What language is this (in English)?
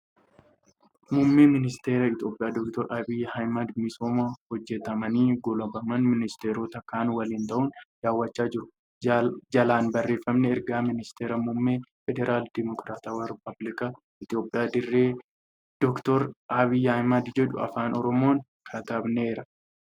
Oromo